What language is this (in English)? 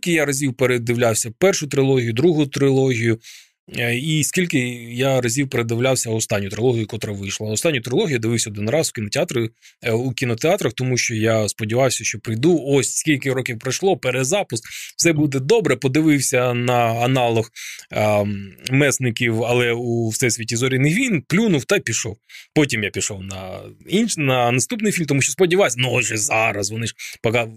Ukrainian